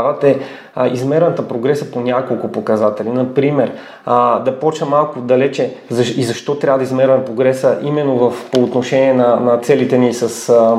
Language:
Bulgarian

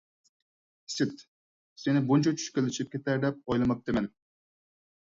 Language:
Uyghur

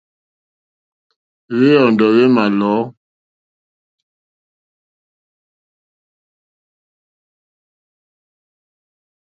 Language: Mokpwe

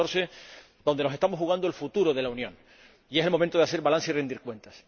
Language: Spanish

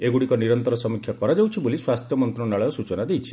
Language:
Odia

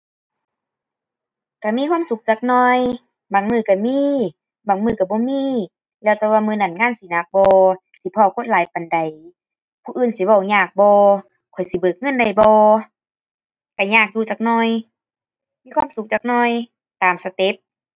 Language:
Thai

